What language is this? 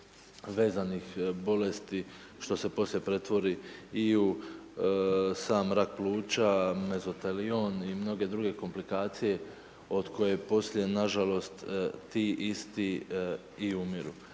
Croatian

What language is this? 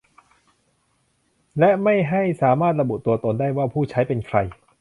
Thai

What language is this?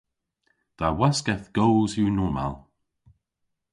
Cornish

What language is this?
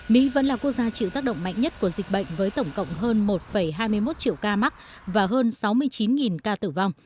Vietnamese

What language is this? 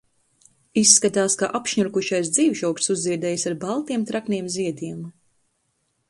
Latvian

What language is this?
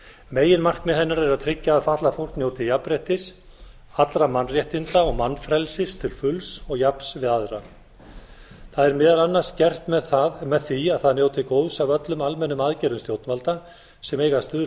Icelandic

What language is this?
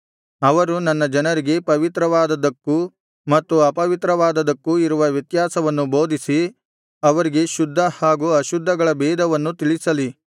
Kannada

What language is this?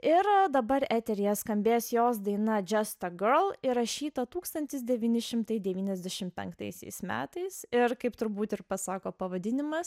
Lithuanian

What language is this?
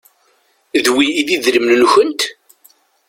Kabyle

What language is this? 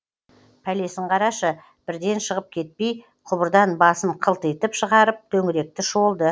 Kazakh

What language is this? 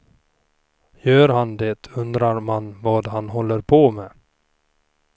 Swedish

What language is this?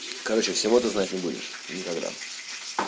Russian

